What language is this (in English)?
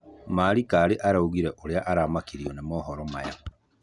Kikuyu